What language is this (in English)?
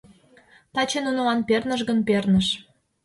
Mari